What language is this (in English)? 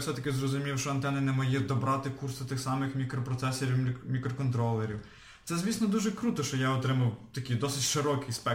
Ukrainian